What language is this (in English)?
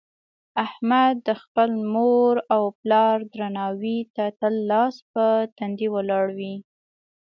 Pashto